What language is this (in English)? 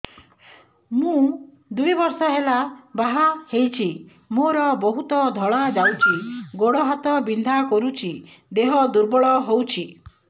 Odia